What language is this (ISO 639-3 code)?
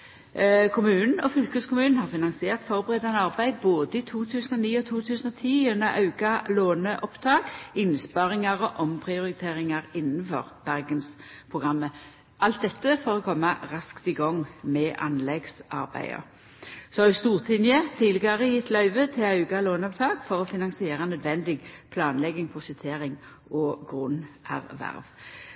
nno